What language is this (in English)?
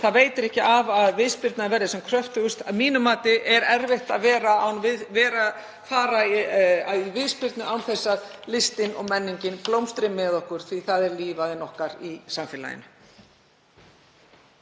Icelandic